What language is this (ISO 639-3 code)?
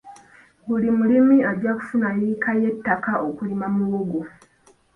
lug